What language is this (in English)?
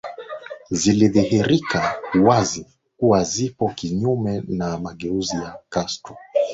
Swahili